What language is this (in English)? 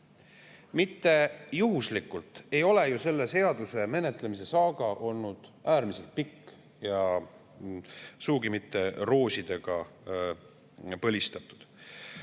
Estonian